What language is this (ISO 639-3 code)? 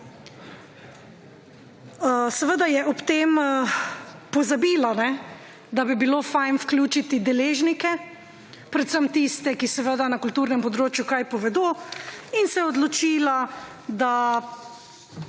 slv